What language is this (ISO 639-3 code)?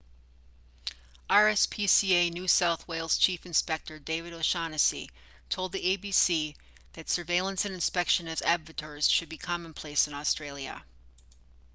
eng